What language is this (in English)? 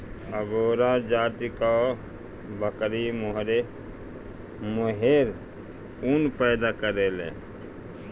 Bhojpuri